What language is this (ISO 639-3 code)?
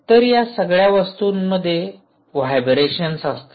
mar